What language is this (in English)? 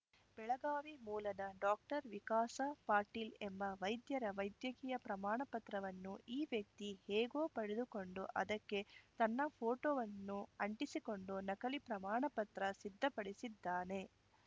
Kannada